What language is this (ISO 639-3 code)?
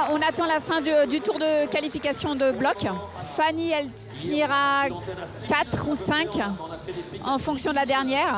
fra